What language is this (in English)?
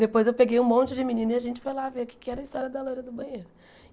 Portuguese